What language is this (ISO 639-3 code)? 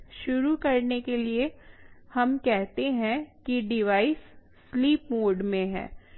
hin